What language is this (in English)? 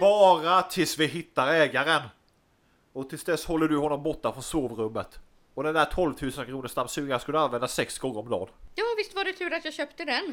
Swedish